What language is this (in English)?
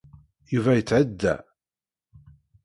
Kabyle